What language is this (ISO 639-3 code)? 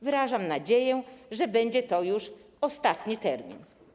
pol